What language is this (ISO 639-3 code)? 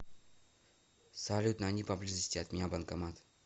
rus